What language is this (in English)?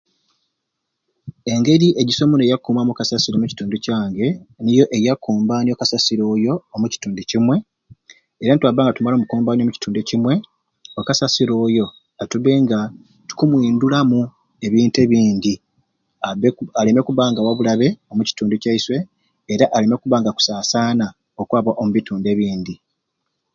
Ruuli